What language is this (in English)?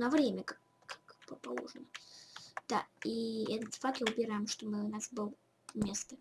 Russian